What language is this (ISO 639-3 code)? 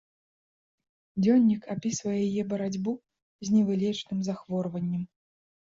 bel